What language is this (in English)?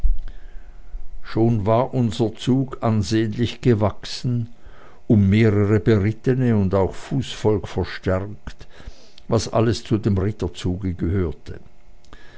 German